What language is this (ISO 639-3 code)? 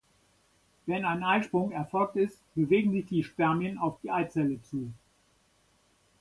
deu